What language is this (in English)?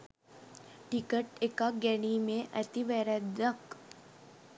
Sinhala